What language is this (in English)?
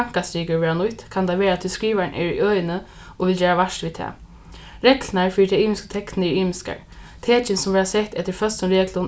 Faroese